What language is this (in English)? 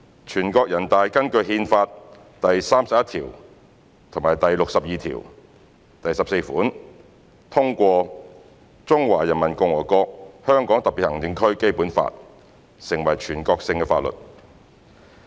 Cantonese